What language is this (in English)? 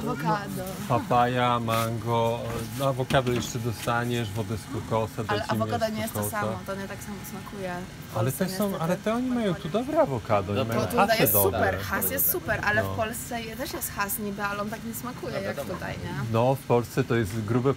Polish